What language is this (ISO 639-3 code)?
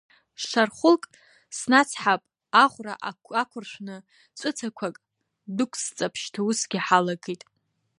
abk